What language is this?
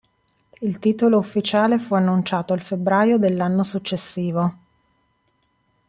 Italian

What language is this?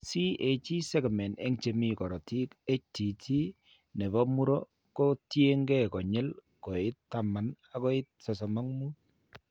Kalenjin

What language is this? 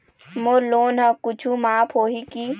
Chhattisgarhi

